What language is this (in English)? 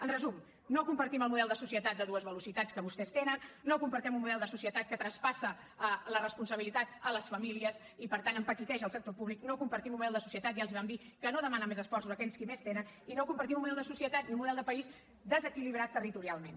Catalan